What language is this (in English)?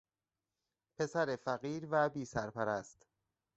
Persian